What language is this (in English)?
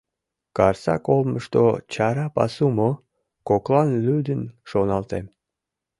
Mari